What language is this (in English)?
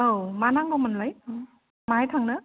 Bodo